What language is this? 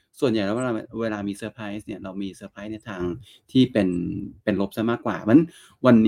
Thai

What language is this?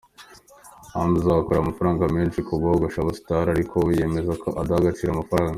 Kinyarwanda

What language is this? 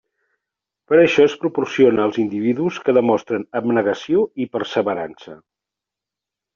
Catalan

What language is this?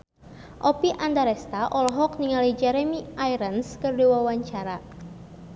Sundanese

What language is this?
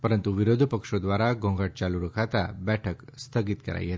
Gujarati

